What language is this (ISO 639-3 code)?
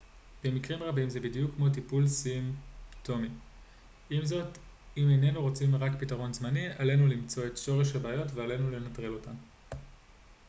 heb